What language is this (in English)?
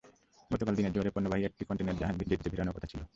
Bangla